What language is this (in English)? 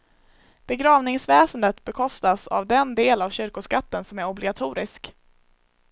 Swedish